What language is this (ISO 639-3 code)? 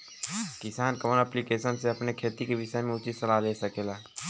bho